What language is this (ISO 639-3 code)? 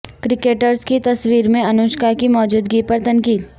urd